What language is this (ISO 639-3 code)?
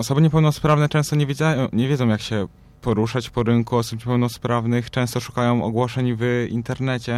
pol